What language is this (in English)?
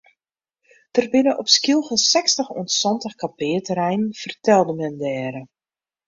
Western Frisian